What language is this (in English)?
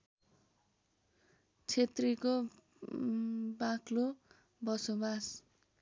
Nepali